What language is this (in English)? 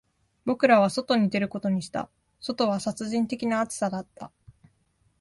Japanese